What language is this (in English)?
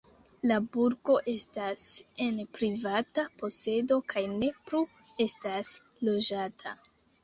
Esperanto